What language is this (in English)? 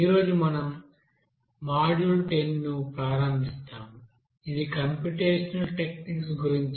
Telugu